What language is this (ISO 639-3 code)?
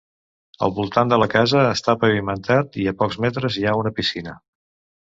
cat